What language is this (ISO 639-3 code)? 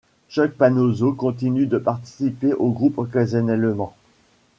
fra